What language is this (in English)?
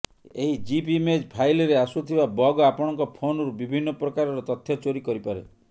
Odia